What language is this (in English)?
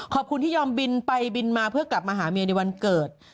Thai